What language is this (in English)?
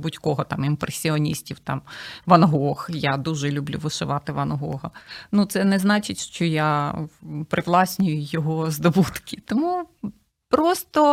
Ukrainian